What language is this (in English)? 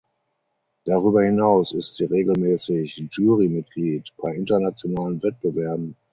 German